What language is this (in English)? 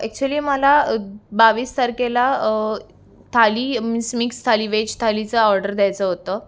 Marathi